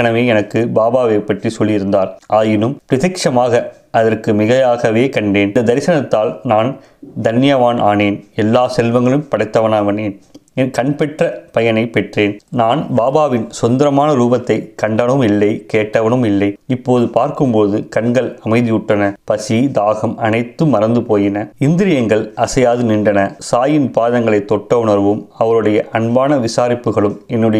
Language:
Tamil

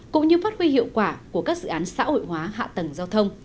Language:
Vietnamese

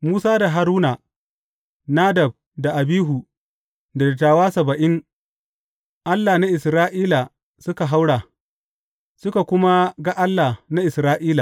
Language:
Hausa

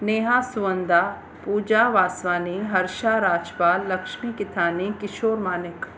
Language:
Sindhi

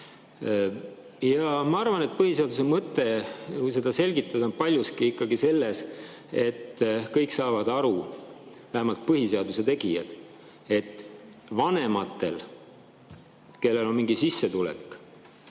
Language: Estonian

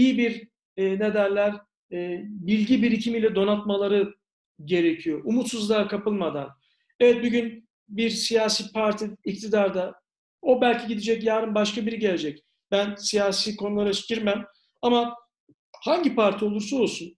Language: Turkish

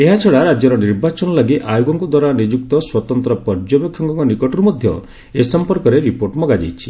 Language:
Odia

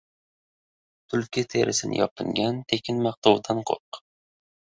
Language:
Uzbek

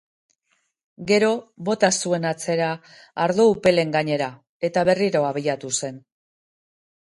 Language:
Basque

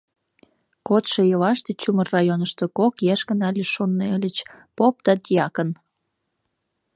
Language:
Mari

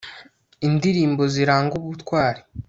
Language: Kinyarwanda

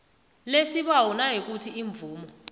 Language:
South Ndebele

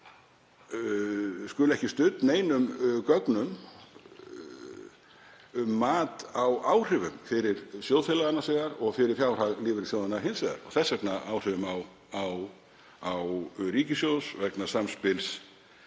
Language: Icelandic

